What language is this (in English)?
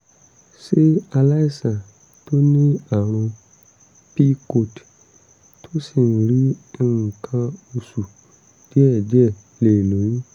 Yoruba